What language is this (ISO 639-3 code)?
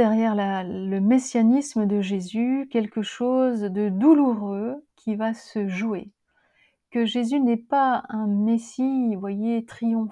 fra